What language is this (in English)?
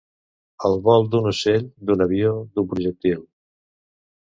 Catalan